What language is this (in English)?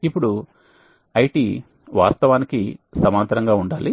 Telugu